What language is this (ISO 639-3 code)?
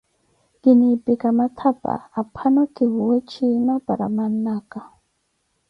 eko